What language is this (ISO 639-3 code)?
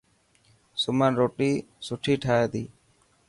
mki